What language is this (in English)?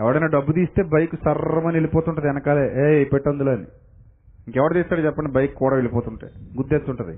Telugu